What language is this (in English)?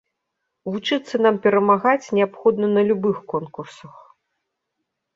Belarusian